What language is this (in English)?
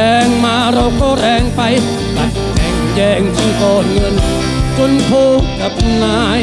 Thai